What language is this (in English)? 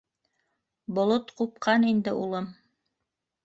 Bashkir